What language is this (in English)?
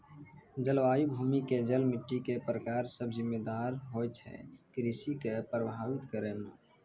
Maithili